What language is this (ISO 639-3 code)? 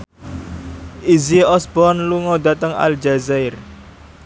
jav